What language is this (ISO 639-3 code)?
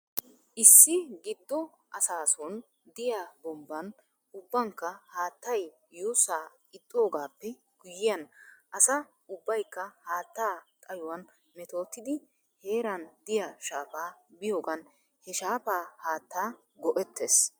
wal